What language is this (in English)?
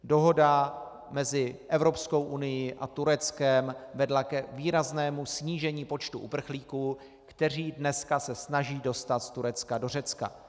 Czech